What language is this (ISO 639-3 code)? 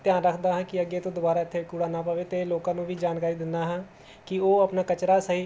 pan